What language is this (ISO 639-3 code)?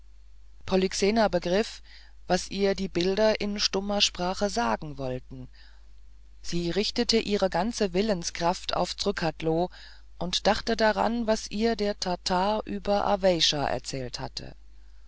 deu